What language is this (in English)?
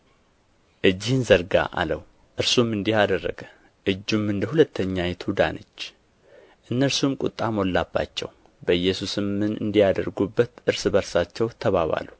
Amharic